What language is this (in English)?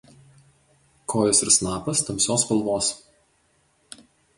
Lithuanian